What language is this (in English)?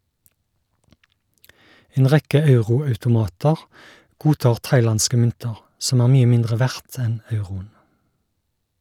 Norwegian